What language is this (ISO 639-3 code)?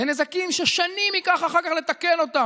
heb